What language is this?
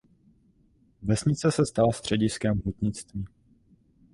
Czech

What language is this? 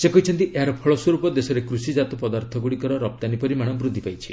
Odia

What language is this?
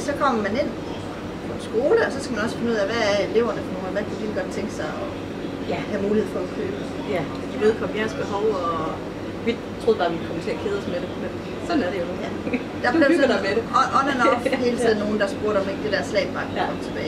Danish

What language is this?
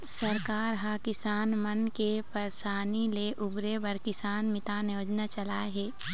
Chhattisgarhi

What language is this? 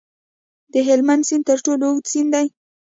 Pashto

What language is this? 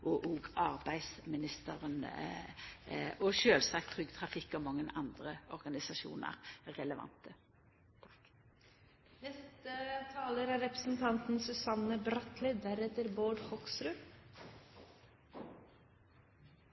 Norwegian Nynorsk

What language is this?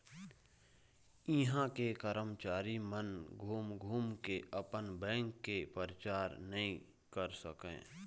Chhattisgarhi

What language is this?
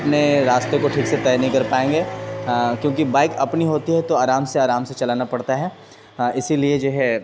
Urdu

